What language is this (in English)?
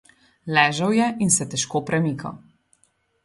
Slovenian